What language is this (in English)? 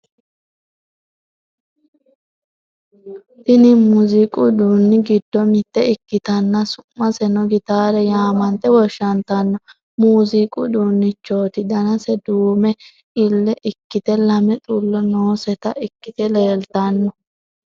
Sidamo